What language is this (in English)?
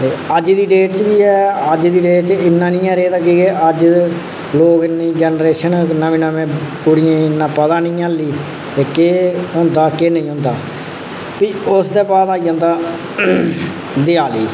Dogri